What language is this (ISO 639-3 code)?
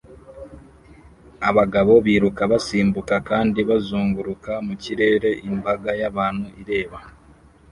kin